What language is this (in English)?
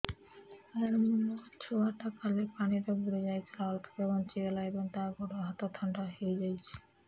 Odia